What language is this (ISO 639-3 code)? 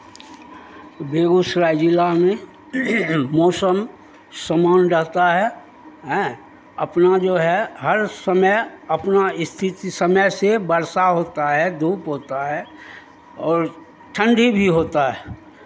hin